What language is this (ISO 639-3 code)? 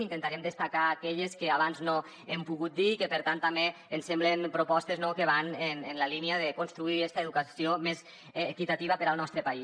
cat